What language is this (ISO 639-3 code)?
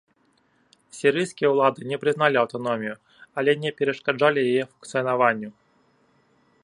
bel